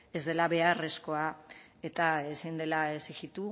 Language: Basque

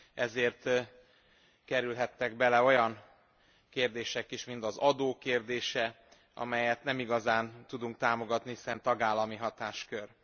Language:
Hungarian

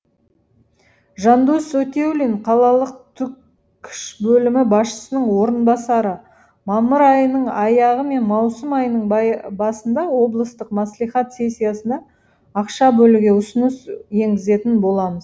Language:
Kazakh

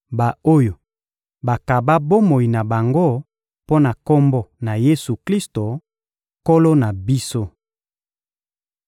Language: Lingala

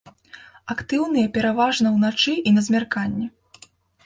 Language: Belarusian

